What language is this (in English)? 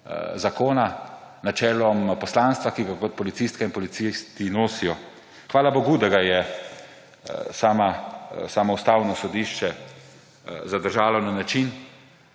Slovenian